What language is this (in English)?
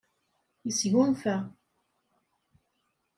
Kabyle